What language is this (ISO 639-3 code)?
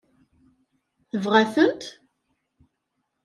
kab